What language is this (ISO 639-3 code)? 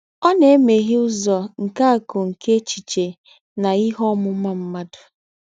ibo